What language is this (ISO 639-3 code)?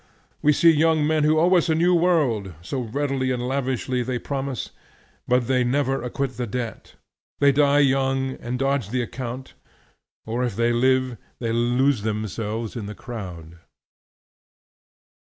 eng